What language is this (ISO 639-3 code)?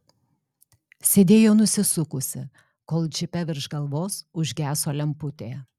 lit